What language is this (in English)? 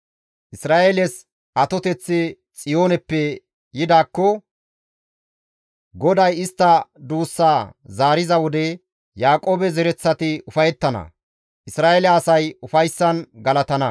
Gamo